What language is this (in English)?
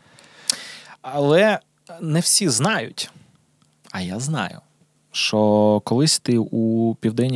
Ukrainian